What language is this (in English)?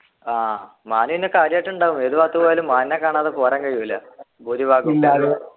Malayalam